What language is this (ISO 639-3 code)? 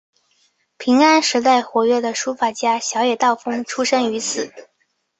zho